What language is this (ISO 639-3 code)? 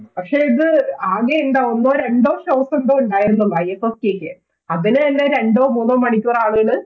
mal